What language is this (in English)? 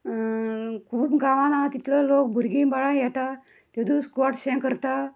Konkani